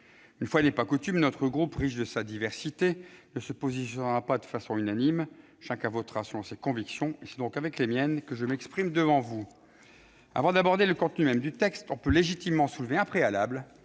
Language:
French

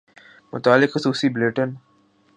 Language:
Urdu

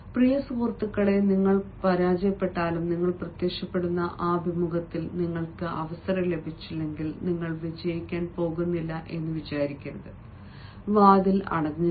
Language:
Malayalam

